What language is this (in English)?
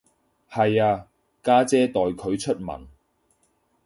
Cantonese